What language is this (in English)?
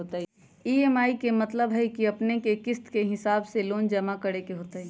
Magahi